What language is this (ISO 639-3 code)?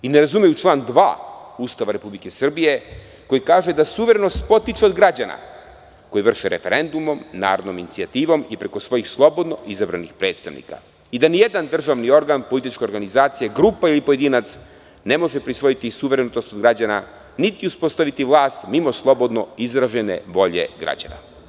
srp